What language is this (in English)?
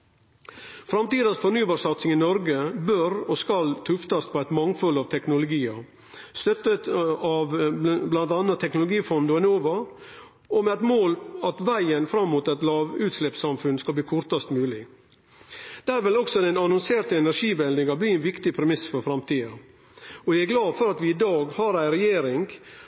Norwegian Nynorsk